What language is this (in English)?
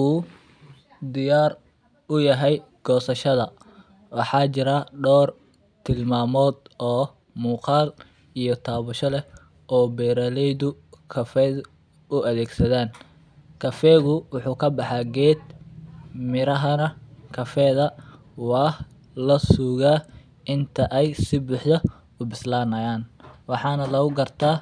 Somali